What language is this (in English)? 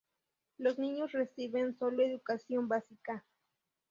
Spanish